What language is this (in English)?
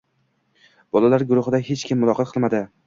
Uzbek